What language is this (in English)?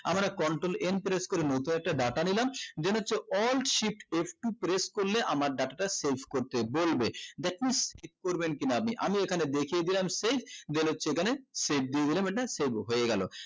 Bangla